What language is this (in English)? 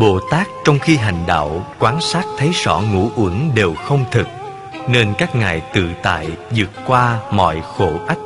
Vietnamese